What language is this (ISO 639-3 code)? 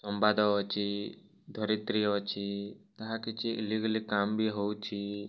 ori